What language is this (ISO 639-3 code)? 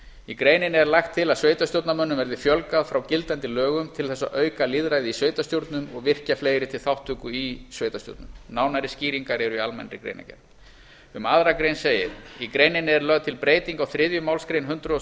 isl